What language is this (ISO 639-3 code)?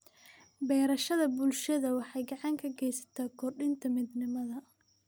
som